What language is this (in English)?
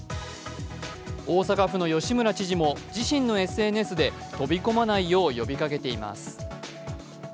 Japanese